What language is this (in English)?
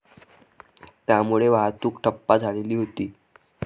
Marathi